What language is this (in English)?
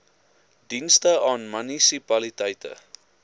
Afrikaans